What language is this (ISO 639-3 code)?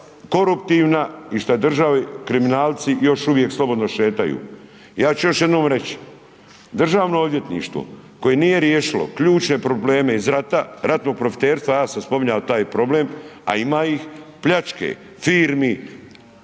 hrv